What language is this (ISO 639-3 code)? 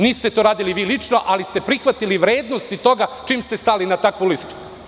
srp